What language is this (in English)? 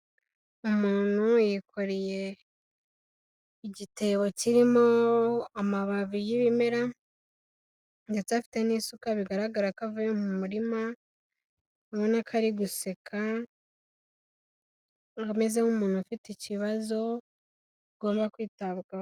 Kinyarwanda